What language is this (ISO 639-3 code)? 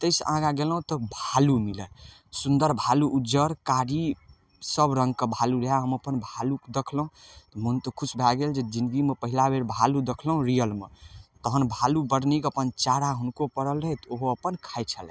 mai